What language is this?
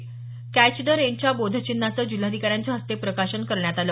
Marathi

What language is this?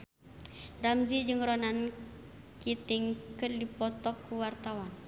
Sundanese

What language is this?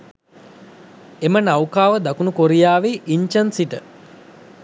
Sinhala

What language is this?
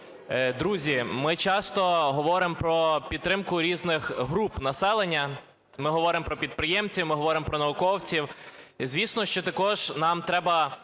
Ukrainian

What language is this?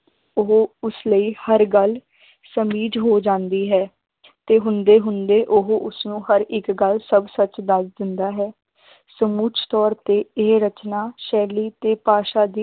Punjabi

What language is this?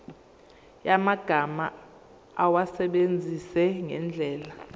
Zulu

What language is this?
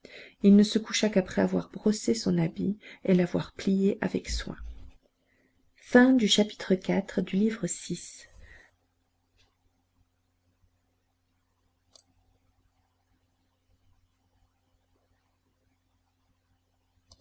French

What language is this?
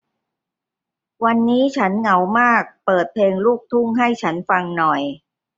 Thai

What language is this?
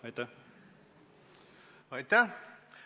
Estonian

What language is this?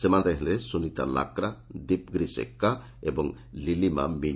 Odia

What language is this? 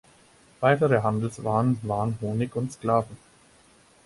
German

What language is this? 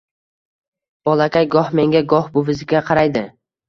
Uzbek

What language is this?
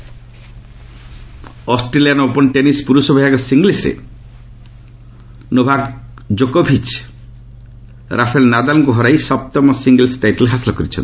Odia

